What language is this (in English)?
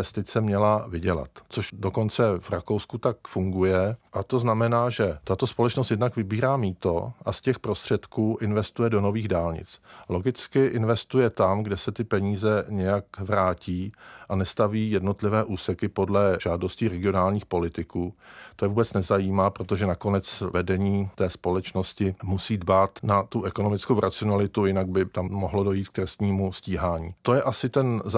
Czech